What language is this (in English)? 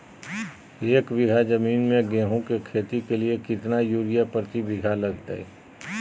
Magahi